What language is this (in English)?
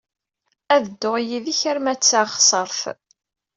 Kabyle